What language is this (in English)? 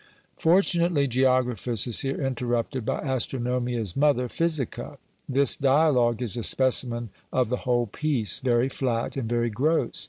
English